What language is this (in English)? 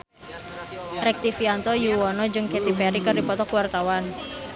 Sundanese